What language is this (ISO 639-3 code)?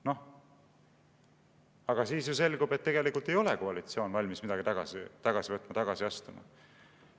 est